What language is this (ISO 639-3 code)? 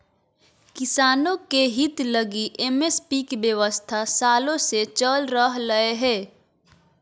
mag